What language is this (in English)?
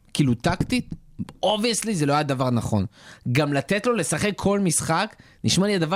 Hebrew